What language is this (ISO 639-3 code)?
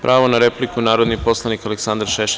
srp